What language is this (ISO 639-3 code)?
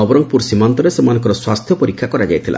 ori